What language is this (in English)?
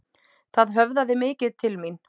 Icelandic